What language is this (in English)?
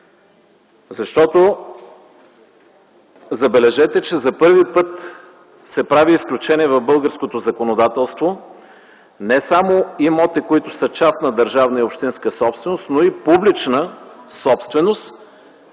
Bulgarian